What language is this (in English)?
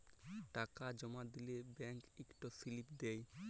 Bangla